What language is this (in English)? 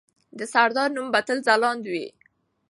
Pashto